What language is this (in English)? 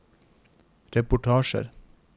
Norwegian